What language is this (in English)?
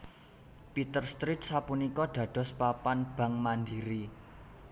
Javanese